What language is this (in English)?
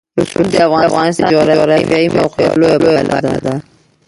Pashto